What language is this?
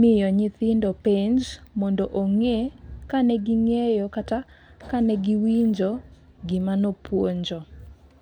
Luo (Kenya and Tanzania)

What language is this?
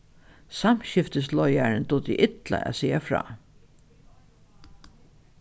Faroese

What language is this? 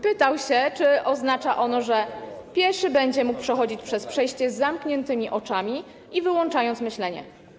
Polish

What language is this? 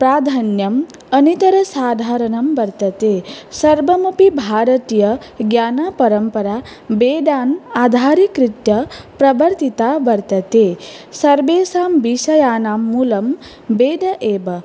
Sanskrit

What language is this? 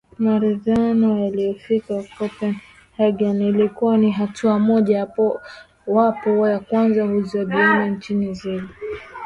Swahili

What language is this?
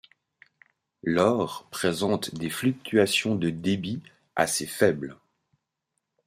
French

